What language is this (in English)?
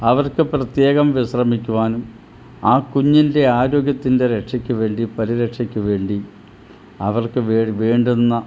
Malayalam